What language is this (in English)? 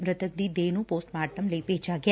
Punjabi